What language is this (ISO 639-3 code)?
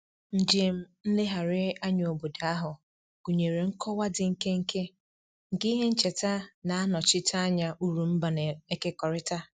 ibo